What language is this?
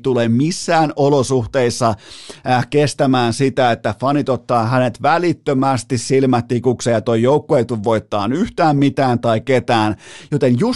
Finnish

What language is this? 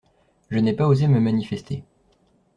French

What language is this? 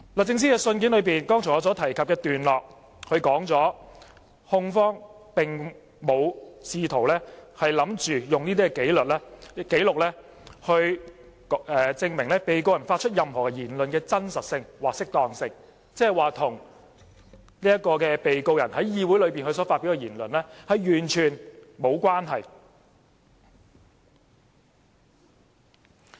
Cantonese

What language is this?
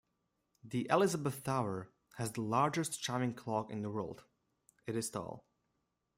English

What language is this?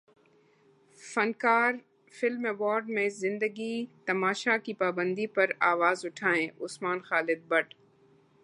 Urdu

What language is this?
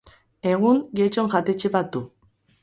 Basque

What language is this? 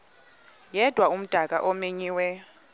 Xhosa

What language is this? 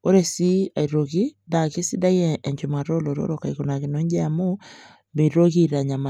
Masai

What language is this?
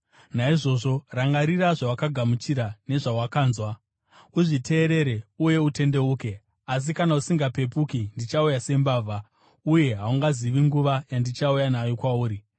Shona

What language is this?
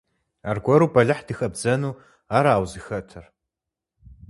Kabardian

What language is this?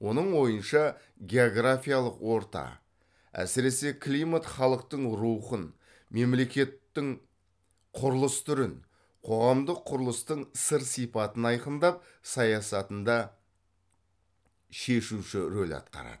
Kazakh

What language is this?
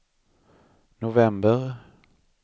Swedish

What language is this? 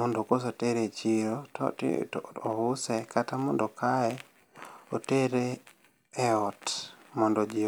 Luo (Kenya and Tanzania)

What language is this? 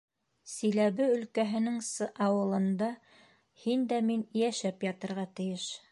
Bashkir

